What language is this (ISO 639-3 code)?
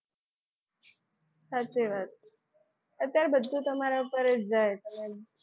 guj